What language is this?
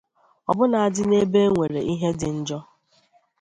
Igbo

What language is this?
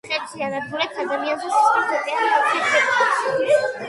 Georgian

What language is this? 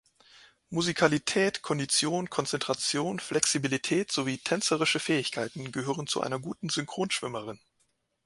German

